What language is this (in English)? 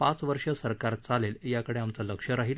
Marathi